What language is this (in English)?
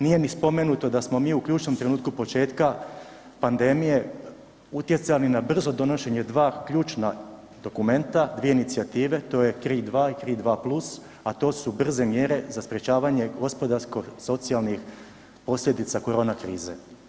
Croatian